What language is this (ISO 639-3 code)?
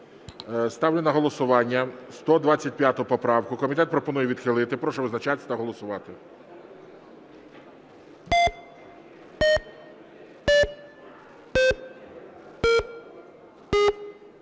ukr